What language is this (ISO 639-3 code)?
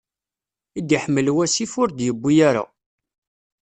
kab